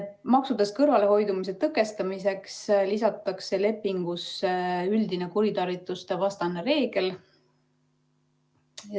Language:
Estonian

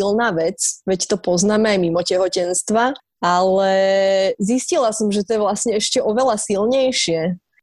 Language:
Slovak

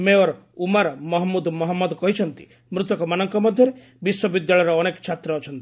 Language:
Odia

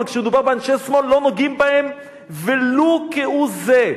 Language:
Hebrew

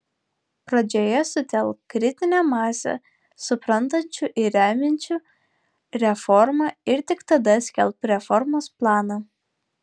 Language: Lithuanian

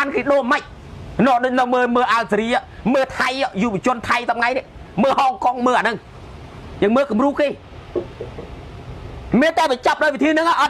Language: Thai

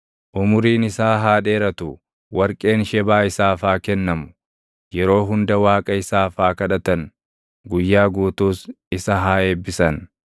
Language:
Oromo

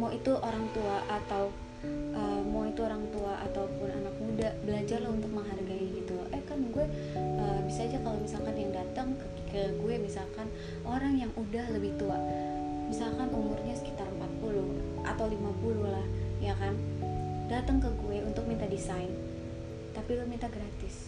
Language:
Indonesian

